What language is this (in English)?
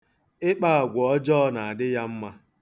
Igbo